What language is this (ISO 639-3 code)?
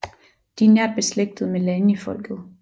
dan